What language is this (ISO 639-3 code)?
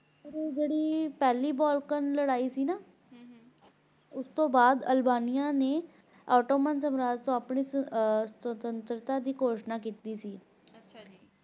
pan